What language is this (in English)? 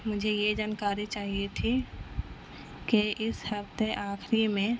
Urdu